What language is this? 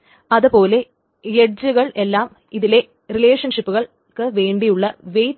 Malayalam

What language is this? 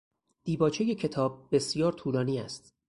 Persian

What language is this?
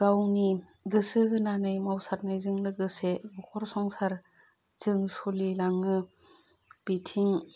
Bodo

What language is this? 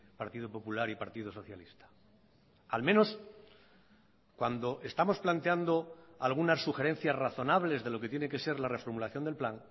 Spanish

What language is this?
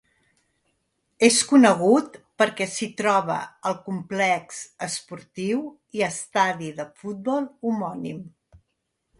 Catalan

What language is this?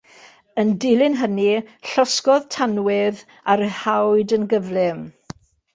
Welsh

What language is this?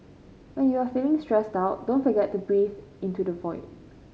English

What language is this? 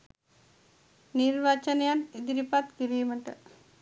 Sinhala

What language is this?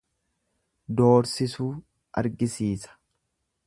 Oromo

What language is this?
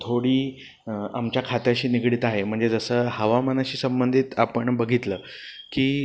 Marathi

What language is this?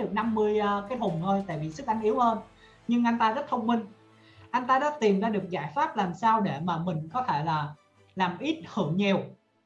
Vietnamese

